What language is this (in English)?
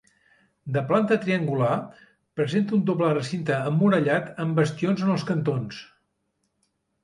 Catalan